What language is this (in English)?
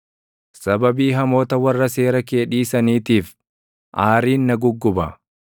Oromo